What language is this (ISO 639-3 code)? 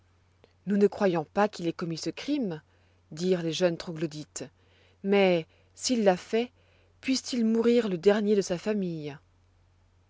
fra